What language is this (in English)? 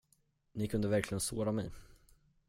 Swedish